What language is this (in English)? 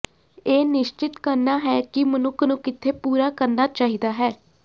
Punjabi